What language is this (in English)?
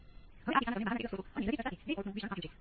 Gujarati